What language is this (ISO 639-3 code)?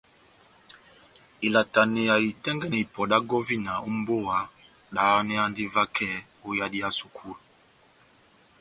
bnm